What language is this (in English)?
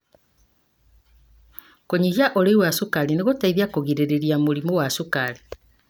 Kikuyu